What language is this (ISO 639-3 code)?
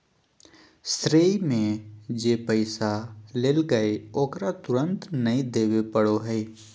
mag